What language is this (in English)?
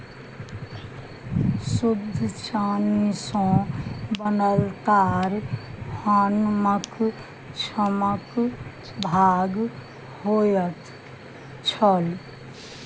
Maithili